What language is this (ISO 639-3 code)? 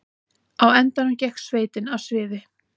isl